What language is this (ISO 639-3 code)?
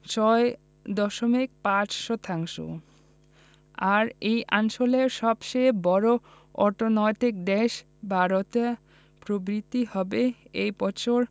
ben